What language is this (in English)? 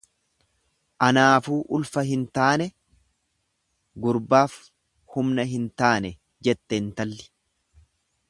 Oromo